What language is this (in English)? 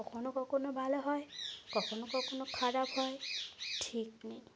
Bangla